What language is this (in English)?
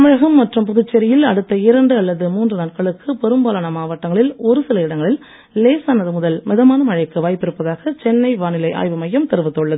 Tamil